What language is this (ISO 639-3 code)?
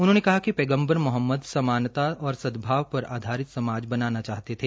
hin